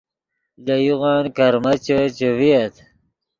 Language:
Yidgha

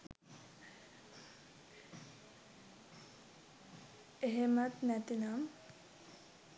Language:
Sinhala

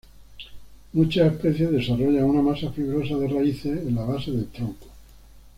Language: Spanish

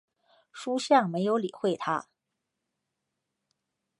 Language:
Chinese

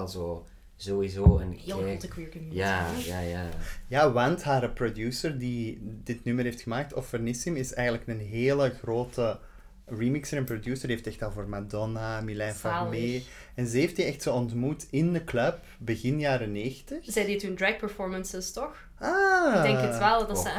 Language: Dutch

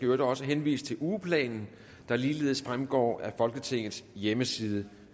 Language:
Danish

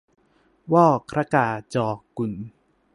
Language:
Thai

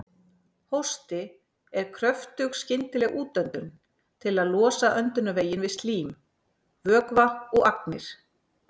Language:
Icelandic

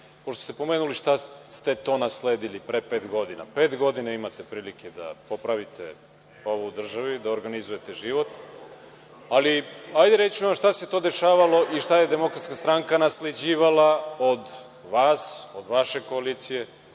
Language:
Serbian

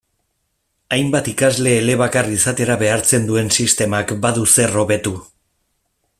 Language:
Basque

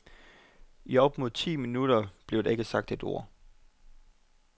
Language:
Danish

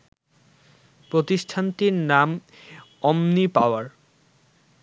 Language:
Bangla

